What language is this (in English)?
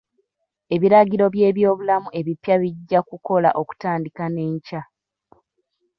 Ganda